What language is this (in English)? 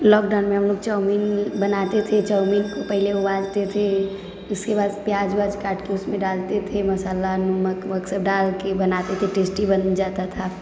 Maithili